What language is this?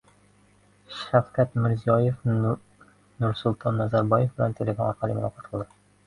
Uzbek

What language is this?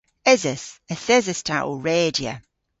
Cornish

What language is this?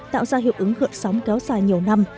Vietnamese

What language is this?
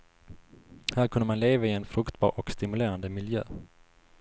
Swedish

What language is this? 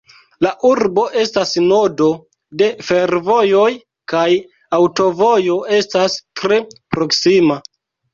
Esperanto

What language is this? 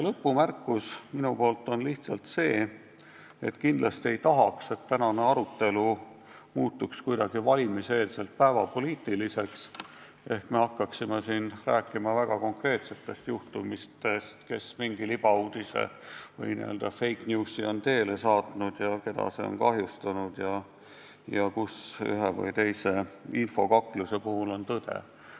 Estonian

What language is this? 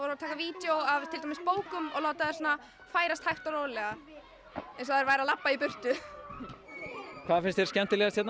Icelandic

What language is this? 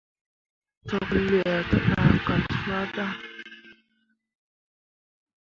Mundang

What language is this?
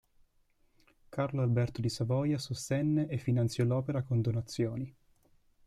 Italian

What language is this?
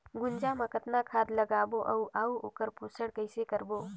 Chhattisgarhi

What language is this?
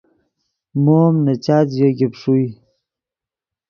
Yidgha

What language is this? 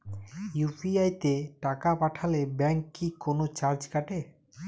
Bangla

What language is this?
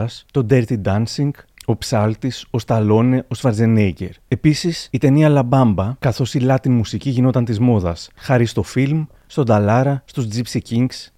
Greek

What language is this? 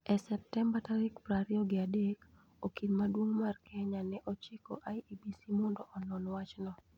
Luo (Kenya and Tanzania)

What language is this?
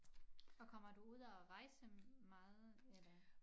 Danish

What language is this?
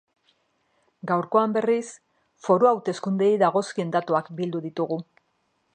Basque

